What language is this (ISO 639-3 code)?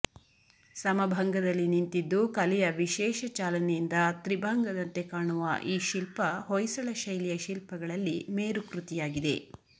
kan